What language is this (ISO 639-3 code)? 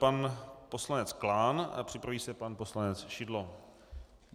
ces